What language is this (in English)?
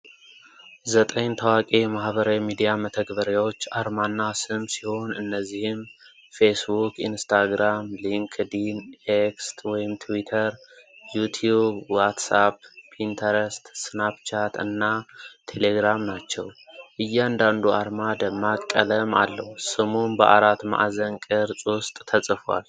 Amharic